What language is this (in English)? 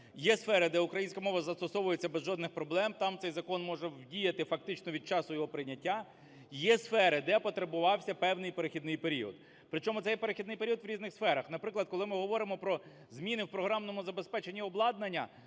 Ukrainian